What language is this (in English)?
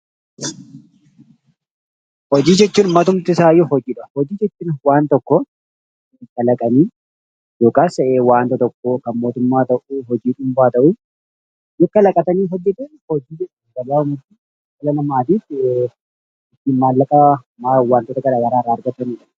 Oromo